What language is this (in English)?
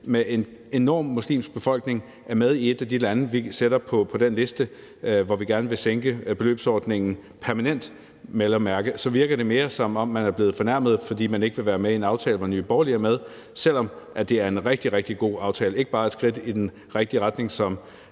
Danish